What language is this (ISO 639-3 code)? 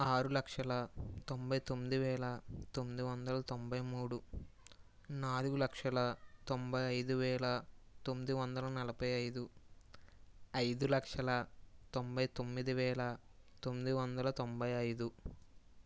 tel